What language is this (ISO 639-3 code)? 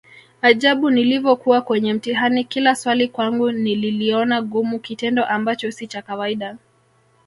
swa